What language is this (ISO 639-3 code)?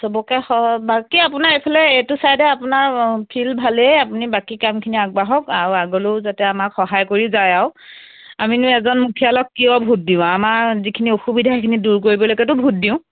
asm